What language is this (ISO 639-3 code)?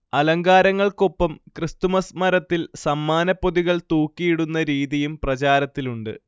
mal